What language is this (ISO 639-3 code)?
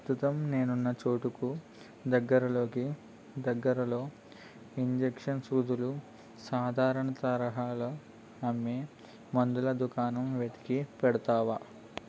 tel